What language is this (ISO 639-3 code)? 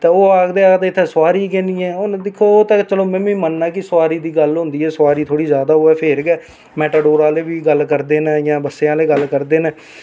doi